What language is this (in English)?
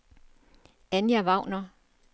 Danish